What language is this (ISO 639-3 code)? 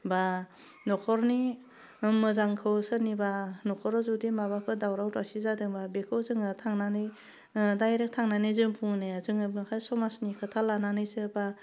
brx